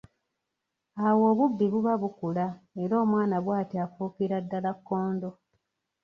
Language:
Ganda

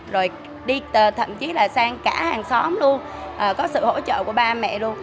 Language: Vietnamese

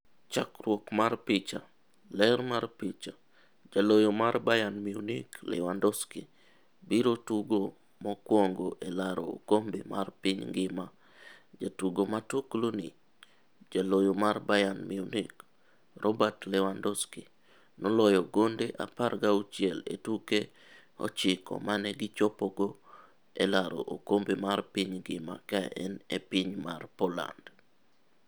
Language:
Luo (Kenya and Tanzania)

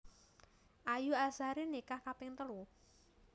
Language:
Javanese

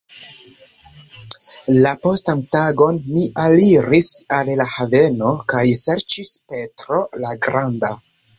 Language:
Esperanto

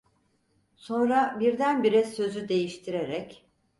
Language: Turkish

